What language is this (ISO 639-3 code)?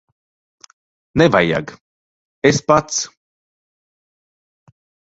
lav